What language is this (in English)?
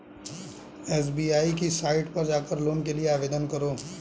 Hindi